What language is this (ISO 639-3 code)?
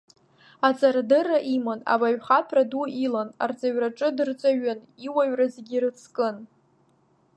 abk